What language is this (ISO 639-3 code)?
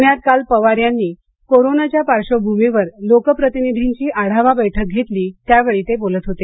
mar